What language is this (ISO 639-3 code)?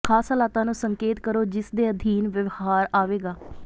pan